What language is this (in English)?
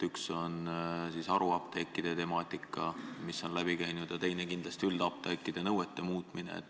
Estonian